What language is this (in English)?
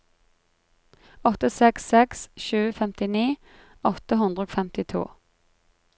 Norwegian